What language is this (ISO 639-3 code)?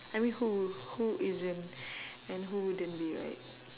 eng